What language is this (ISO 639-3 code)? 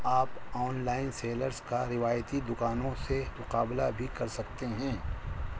urd